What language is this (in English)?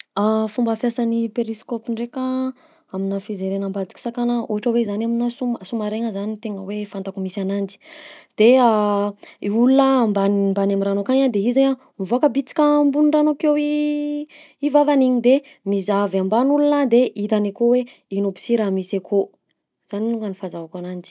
Southern Betsimisaraka Malagasy